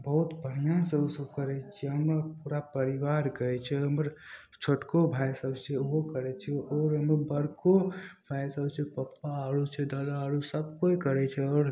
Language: Maithili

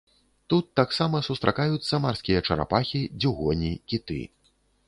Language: Belarusian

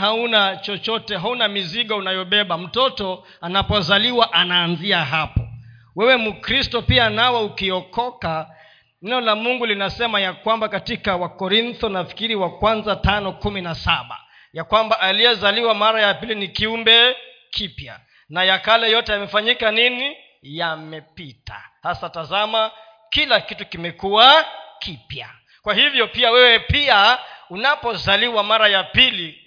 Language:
Swahili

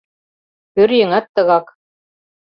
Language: Mari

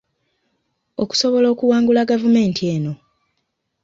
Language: Ganda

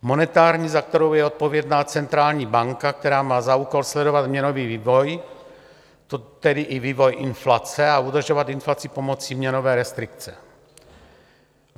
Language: Czech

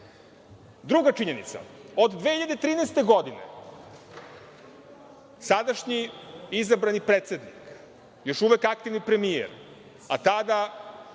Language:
Serbian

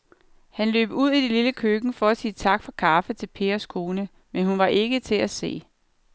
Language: Danish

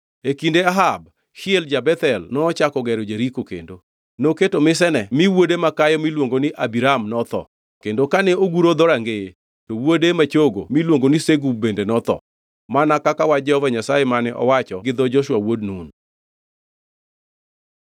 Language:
Luo (Kenya and Tanzania)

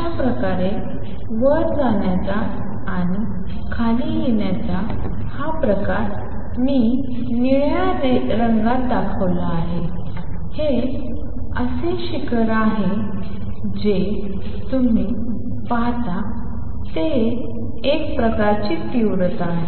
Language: Marathi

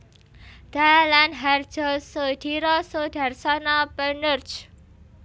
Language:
Javanese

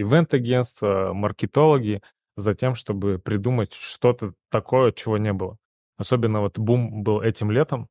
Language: Russian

